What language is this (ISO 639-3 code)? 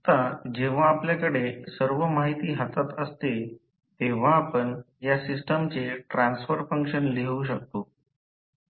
mar